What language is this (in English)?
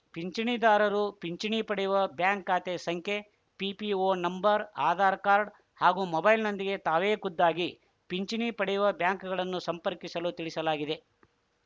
Kannada